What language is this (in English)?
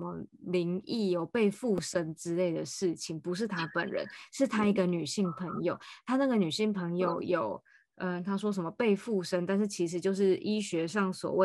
Chinese